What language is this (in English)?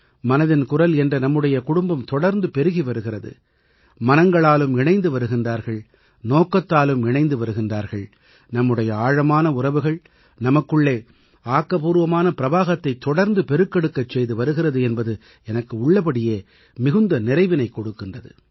Tamil